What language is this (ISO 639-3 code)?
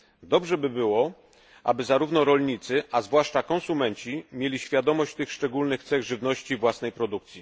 pol